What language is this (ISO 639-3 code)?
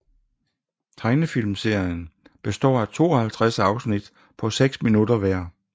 dan